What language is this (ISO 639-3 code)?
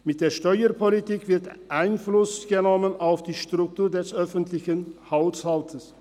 gsw